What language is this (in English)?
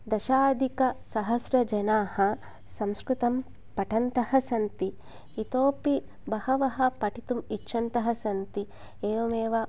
Sanskrit